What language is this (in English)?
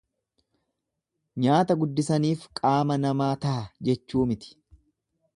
Oromo